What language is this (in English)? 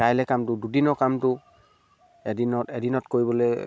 Assamese